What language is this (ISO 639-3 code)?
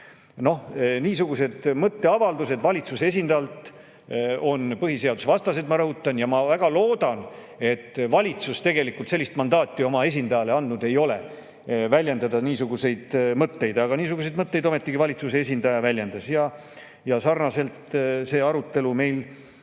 est